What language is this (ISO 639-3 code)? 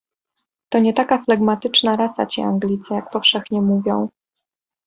pol